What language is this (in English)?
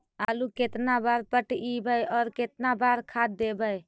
Magahi